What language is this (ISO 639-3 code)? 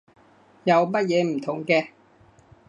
yue